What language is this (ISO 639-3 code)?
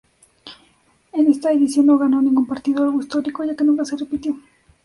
spa